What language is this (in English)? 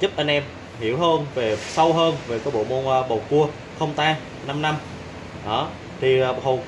Vietnamese